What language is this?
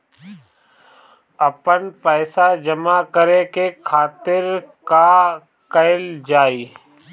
Bhojpuri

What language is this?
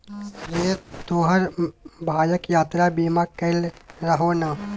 Maithili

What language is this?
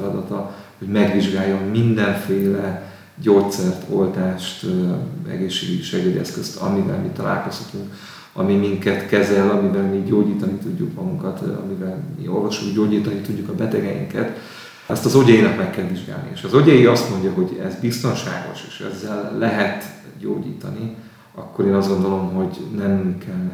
Hungarian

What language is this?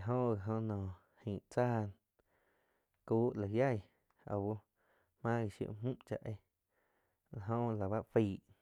Quiotepec Chinantec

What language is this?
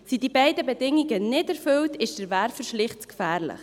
Swiss German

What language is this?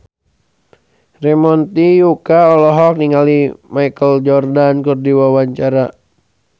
Sundanese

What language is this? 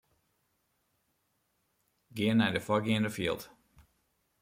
Western Frisian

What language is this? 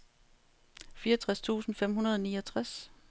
Danish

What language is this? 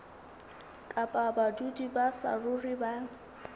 Southern Sotho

